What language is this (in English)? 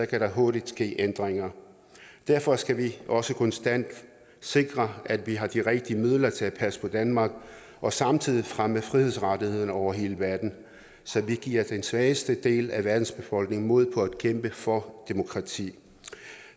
Danish